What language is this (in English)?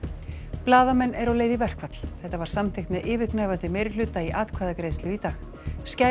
Icelandic